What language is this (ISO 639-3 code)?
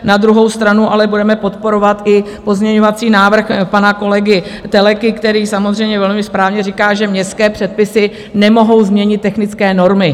ces